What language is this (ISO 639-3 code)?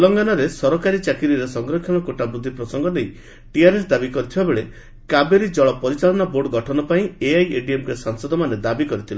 ori